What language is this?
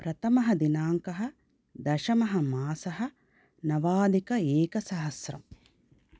Sanskrit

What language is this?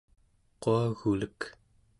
Central Yupik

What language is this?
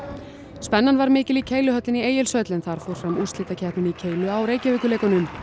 Icelandic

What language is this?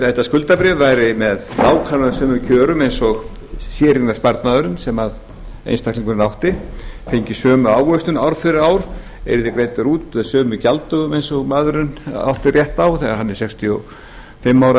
Icelandic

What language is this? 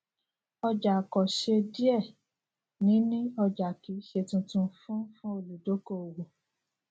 Yoruba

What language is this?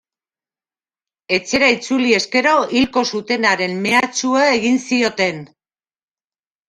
Basque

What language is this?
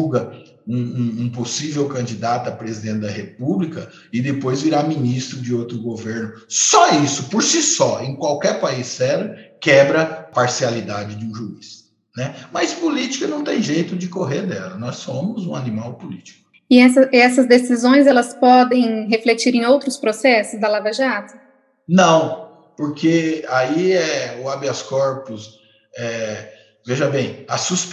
Portuguese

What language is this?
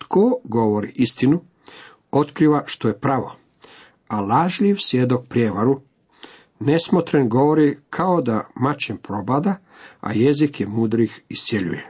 Croatian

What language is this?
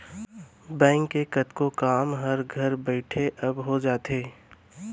Chhattisgarhi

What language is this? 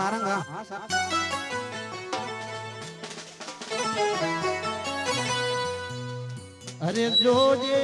Gujarati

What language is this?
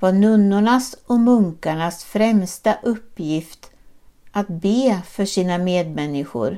Swedish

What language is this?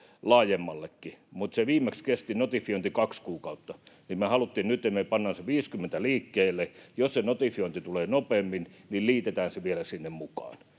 Finnish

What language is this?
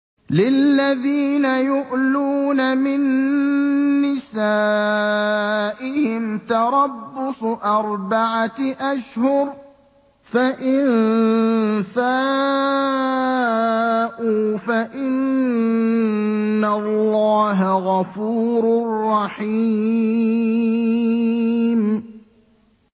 Arabic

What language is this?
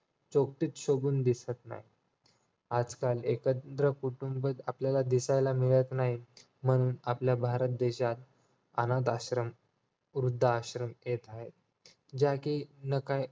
Marathi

